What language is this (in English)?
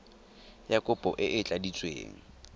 Tswana